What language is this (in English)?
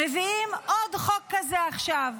Hebrew